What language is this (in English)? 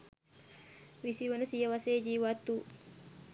Sinhala